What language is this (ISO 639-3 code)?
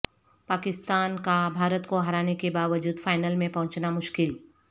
urd